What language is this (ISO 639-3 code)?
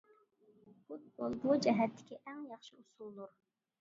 uig